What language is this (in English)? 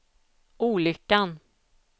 Swedish